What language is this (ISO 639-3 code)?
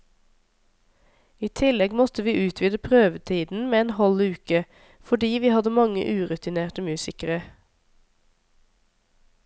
nor